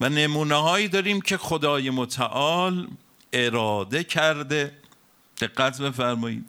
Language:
Persian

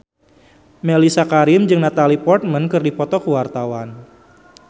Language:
Sundanese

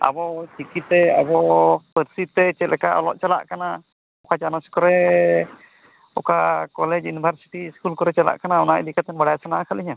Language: Santali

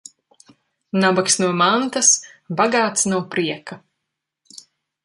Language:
Latvian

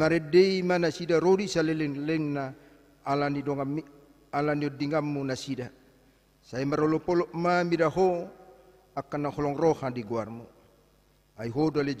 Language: Indonesian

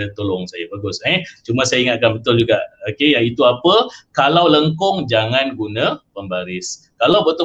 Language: Malay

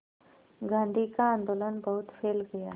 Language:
Hindi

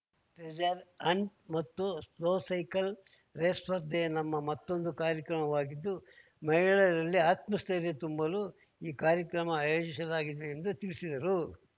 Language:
Kannada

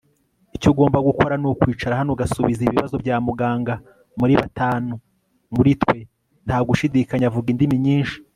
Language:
Kinyarwanda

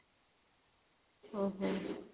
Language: Odia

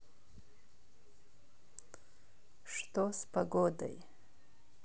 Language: Russian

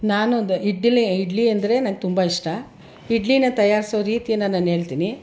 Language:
Kannada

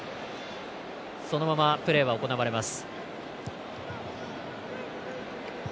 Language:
Japanese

